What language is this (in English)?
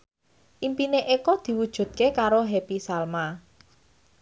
Javanese